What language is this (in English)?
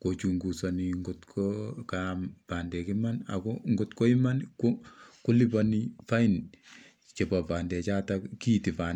Kalenjin